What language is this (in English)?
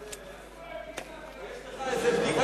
Hebrew